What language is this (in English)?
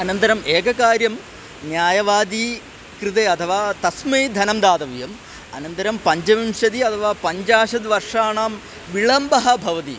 Sanskrit